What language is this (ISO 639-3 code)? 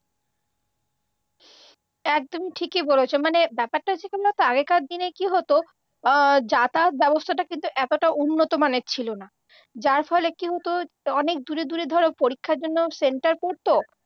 ben